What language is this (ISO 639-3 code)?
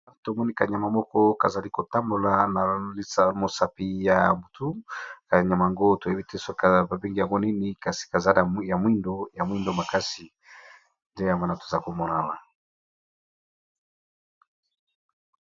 lin